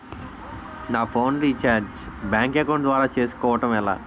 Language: Telugu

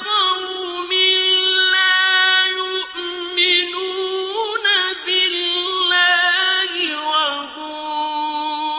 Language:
Arabic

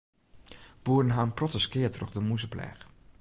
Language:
Western Frisian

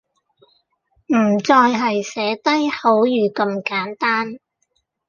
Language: Cantonese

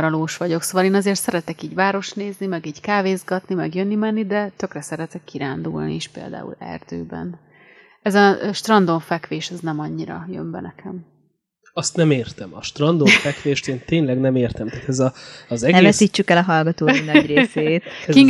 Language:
Hungarian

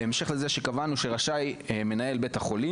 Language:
Hebrew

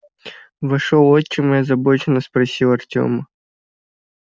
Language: Russian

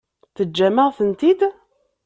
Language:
Kabyle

